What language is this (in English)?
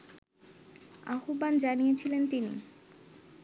Bangla